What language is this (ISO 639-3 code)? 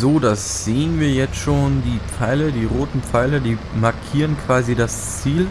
deu